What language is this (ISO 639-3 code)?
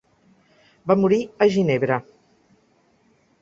cat